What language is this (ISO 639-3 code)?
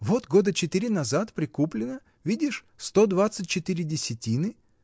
rus